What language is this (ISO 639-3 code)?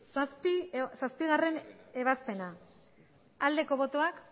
eus